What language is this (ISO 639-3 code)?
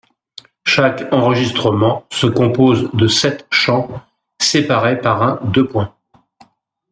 fra